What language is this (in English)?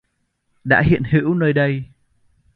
Vietnamese